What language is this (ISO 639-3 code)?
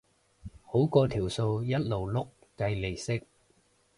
yue